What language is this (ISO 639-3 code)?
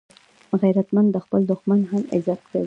pus